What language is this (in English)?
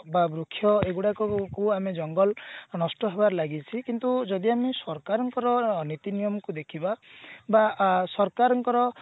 Odia